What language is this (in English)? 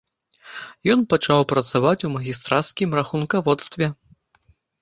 Belarusian